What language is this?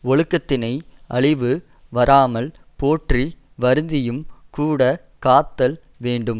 Tamil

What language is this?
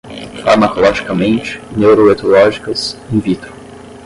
Portuguese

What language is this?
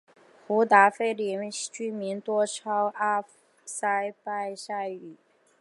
Chinese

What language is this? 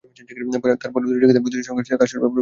Bangla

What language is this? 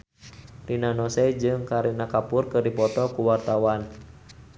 Sundanese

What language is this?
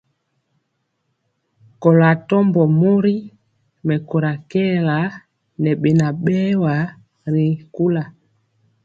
Mpiemo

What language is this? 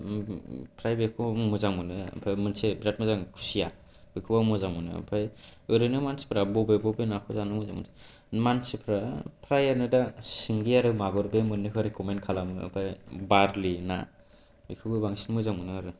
Bodo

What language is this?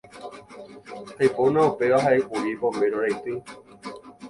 Guarani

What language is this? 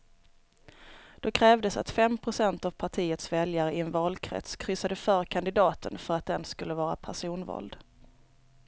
Swedish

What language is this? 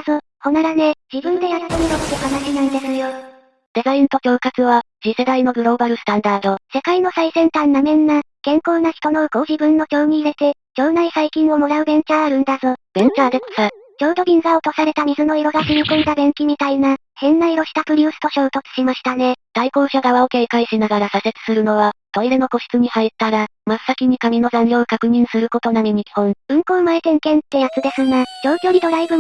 Japanese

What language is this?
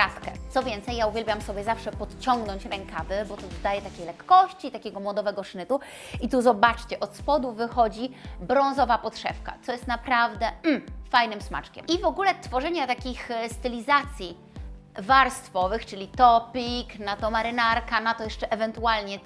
Polish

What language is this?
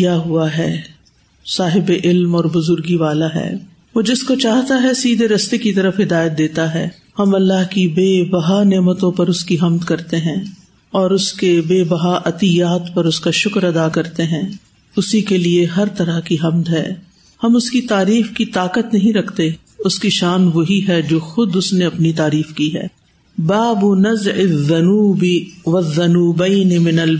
Urdu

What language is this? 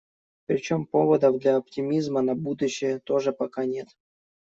Russian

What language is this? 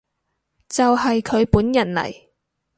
Cantonese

